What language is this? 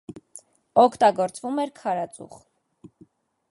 Armenian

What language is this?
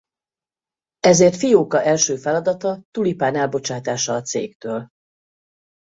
Hungarian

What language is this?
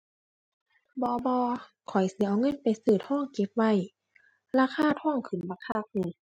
Thai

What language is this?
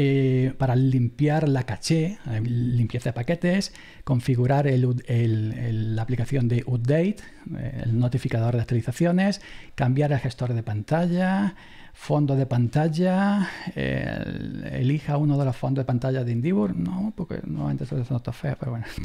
Spanish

